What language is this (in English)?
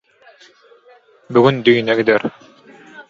Turkmen